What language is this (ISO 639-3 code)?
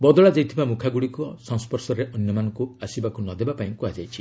ori